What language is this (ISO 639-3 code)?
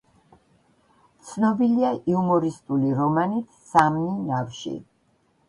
kat